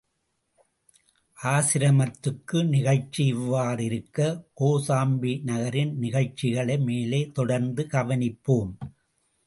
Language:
Tamil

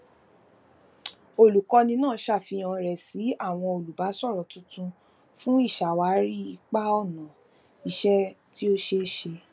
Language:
Yoruba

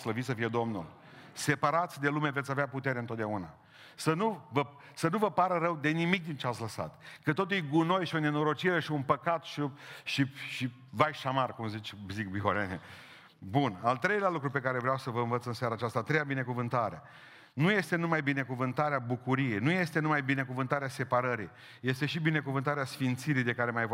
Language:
Romanian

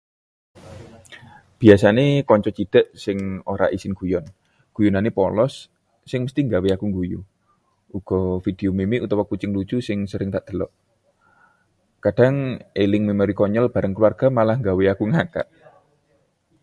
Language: Javanese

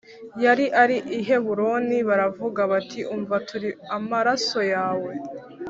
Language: Kinyarwanda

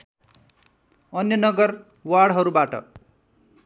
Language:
Nepali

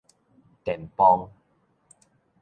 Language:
Min Nan Chinese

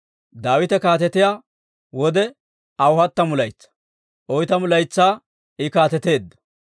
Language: Dawro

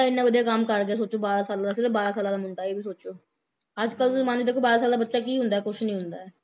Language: Punjabi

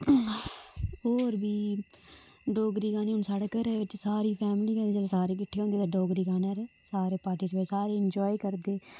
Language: Dogri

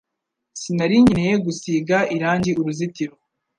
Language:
Kinyarwanda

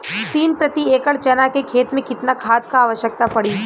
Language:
Bhojpuri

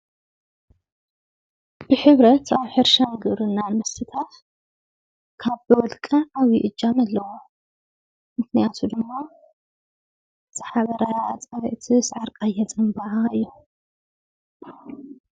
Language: Tigrinya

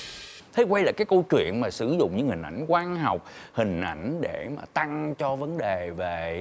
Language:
Vietnamese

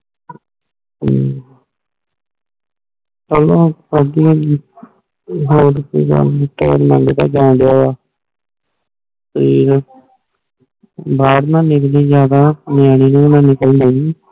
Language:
Punjabi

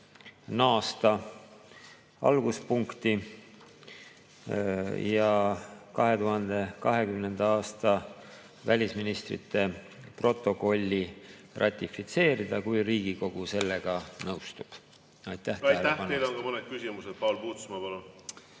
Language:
Estonian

